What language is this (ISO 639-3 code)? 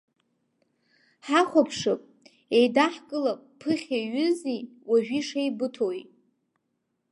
abk